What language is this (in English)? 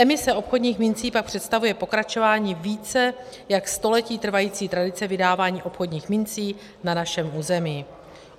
Czech